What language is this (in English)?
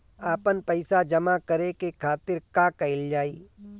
Bhojpuri